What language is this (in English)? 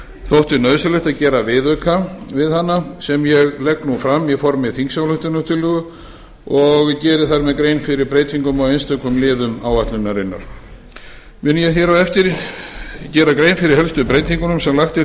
Icelandic